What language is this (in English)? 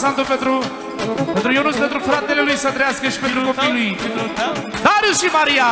Romanian